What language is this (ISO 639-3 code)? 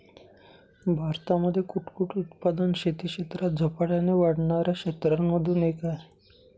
mar